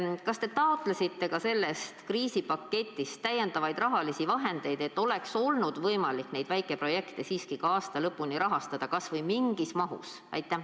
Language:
Estonian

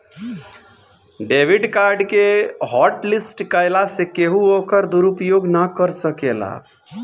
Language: Bhojpuri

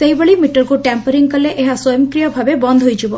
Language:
Odia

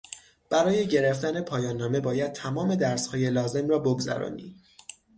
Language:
Persian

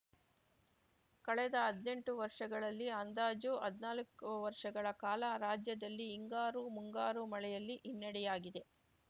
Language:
Kannada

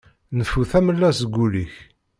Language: Kabyle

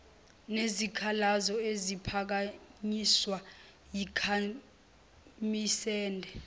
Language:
Zulu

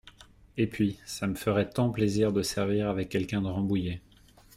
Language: French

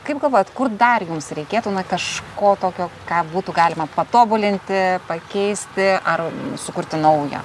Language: Lithuanian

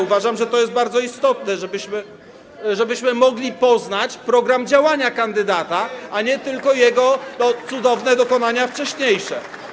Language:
Polish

